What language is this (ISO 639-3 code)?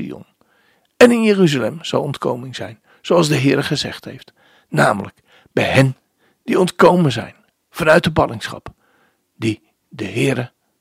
nld